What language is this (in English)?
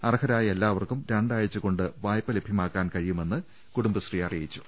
Malayalam